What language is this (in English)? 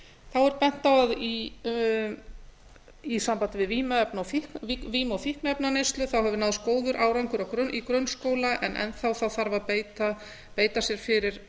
Icelandic